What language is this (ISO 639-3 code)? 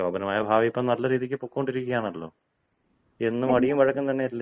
mal